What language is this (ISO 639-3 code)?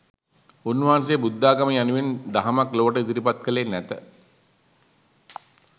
sin